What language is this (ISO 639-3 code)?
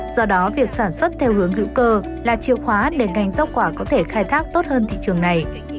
vie